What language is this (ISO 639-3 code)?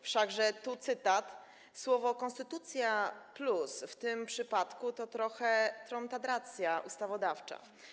pol